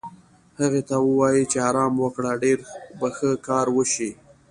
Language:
Pashto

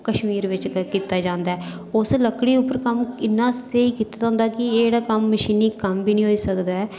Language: Dogri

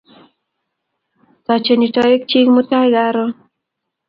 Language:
Kalenjin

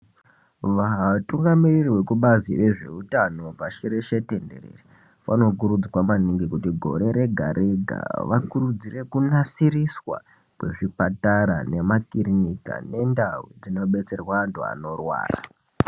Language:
Ndau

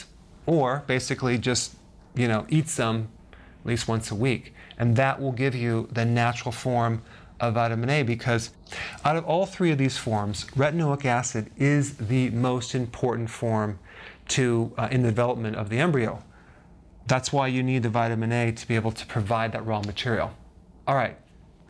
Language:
English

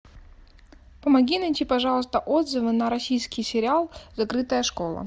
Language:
Russian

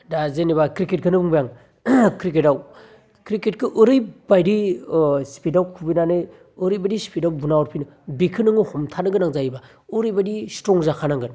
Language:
Bodo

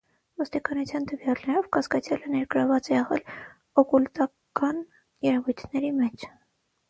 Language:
Armenian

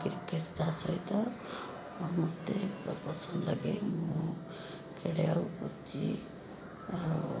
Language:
Odia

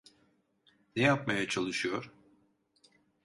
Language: Turkish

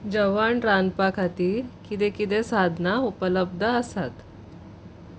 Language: Konkani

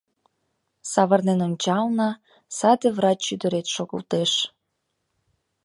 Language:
Mari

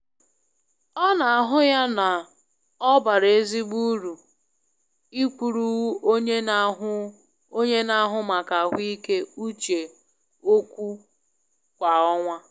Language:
Igbo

